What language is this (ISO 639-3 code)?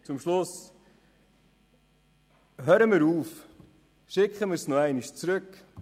gsw